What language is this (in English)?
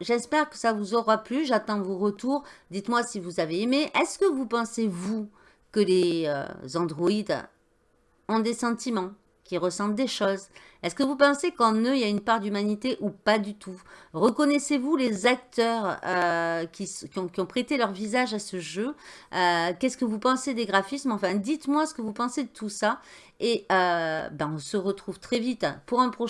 French